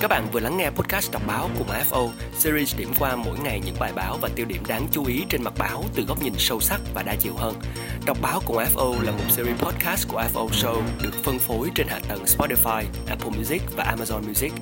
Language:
Vietnamese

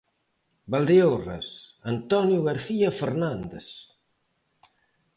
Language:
Galician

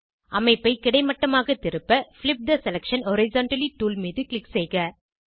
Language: Tamil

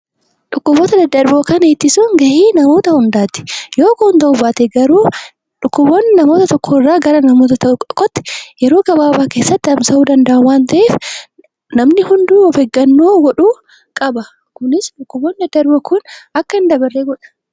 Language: Oromo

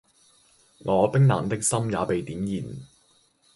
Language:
Cantonese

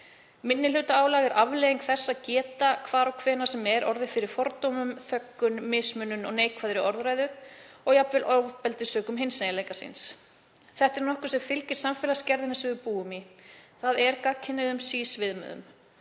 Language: Icelandic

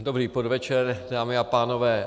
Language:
Czech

